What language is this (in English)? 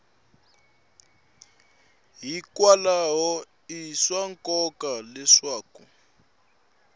Tsonga